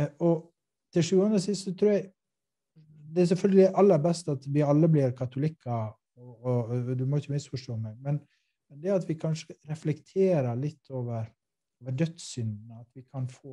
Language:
Swedish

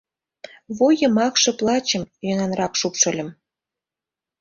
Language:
Mari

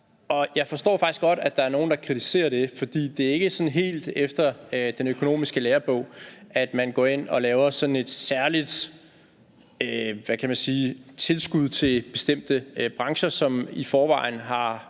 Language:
Danish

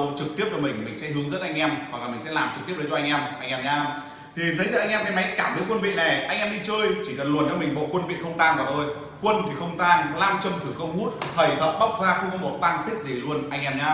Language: Vietnamese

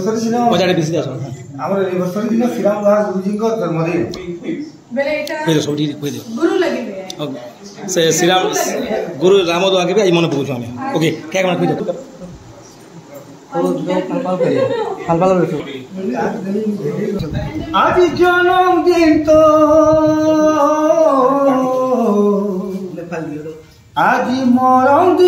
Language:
Hindi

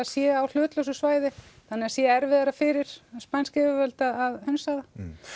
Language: Icelandic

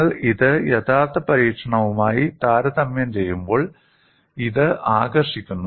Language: Malayalam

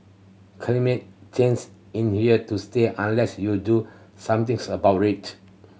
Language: English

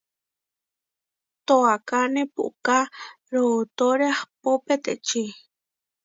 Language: Huarijio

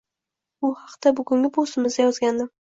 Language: Uzbek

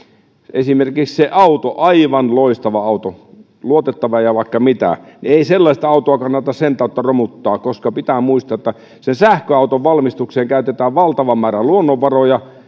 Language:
Finnish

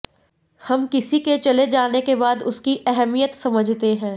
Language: Hindi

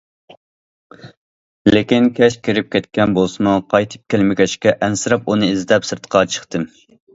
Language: Uyghur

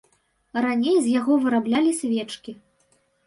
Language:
Belarusian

